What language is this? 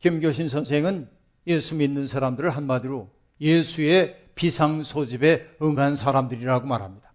Korean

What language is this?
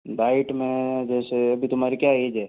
Hindi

